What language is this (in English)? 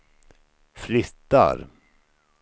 Swedish